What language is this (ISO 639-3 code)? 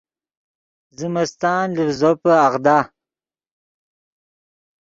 ydg